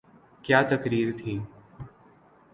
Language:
Urdu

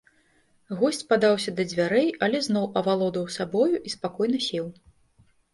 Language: Belarusian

